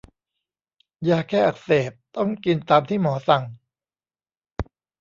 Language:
Thai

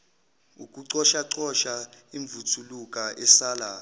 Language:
Zulu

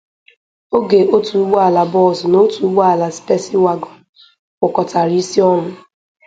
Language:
Igbo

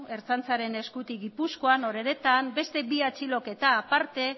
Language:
Basque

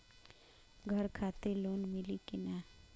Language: Bhojpuri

